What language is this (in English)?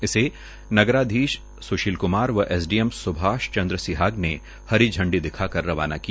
Hindi